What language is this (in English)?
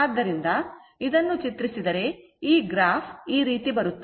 Kannada